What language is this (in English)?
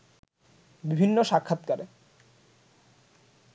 Bangla